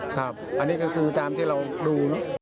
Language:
Thai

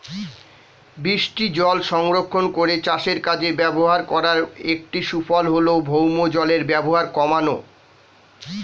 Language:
Bangla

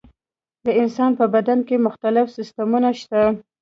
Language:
Pashto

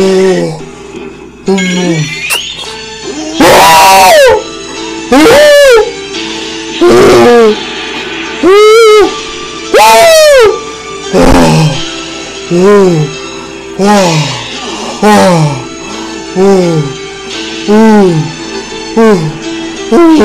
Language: Korean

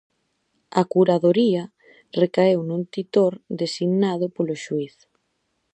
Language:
Galician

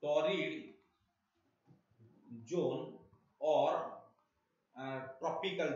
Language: Indonesian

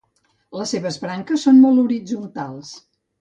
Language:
Catalan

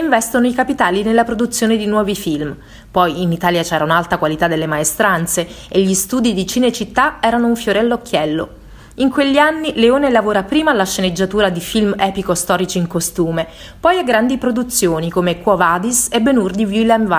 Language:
Italian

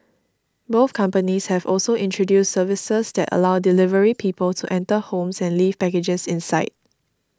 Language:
English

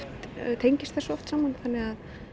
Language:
Icelandic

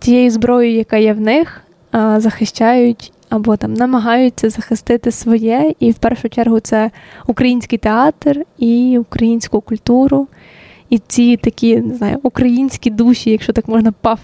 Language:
Ukrainian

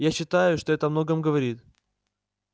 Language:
Russian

